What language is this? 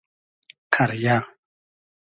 Hazaragi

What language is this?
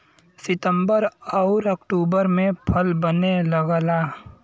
Bhojpuri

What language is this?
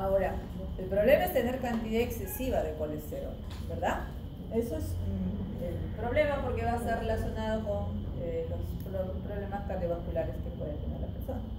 Spanish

